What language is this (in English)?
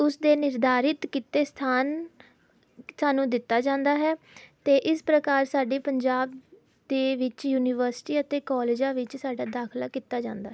Punjabi